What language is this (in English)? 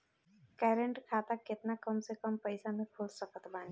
Bhojpuri